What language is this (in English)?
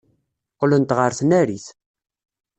Kabyle